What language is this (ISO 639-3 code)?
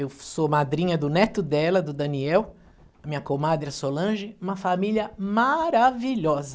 por